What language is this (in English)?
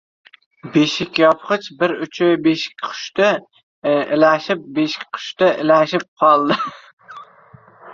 Uzbek